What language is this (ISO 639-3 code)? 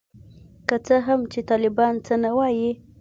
pus